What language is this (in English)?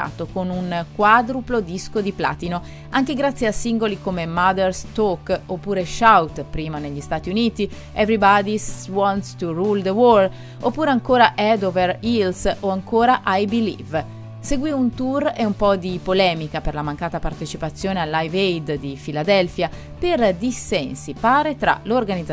Italian